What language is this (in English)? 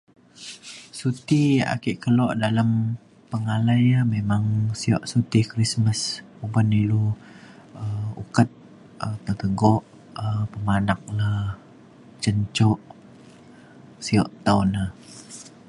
Mainstream Kenyah